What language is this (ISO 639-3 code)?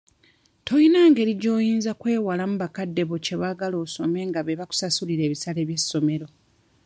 lug